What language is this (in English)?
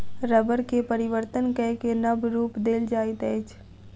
Maithili